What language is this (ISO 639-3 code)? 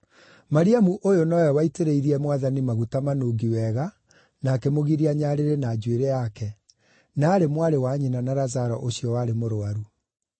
kik